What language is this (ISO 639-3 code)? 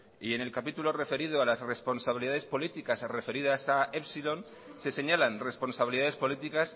spa